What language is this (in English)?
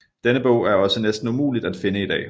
Danish